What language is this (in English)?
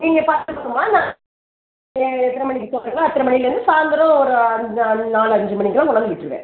Tamil